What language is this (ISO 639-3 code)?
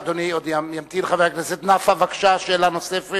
heb